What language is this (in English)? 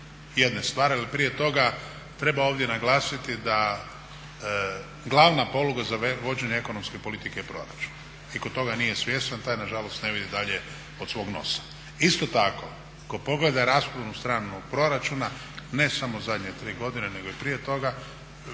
Croatian